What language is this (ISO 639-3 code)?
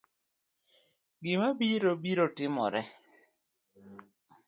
luo